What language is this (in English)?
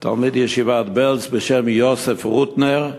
Hebrew